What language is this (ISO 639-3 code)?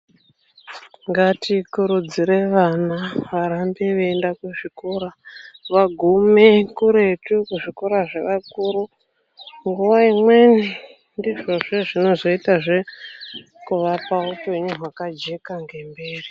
ndc